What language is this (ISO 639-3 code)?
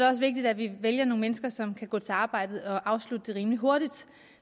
dan